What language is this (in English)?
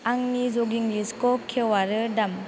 Bodo